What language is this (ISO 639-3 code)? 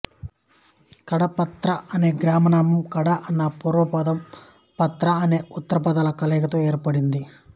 tel